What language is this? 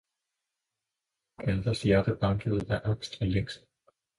Danish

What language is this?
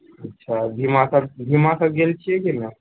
Maithili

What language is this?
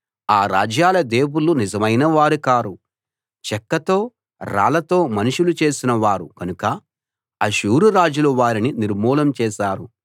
Telugu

